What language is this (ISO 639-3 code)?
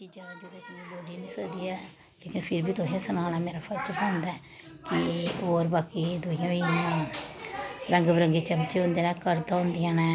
doi